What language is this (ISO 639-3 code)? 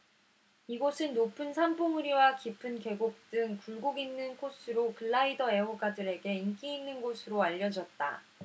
kor